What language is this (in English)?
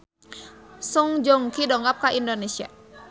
Sundanese